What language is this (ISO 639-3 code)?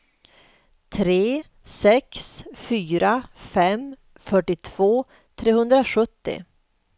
swe